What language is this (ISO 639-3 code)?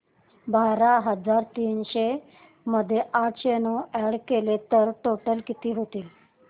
mar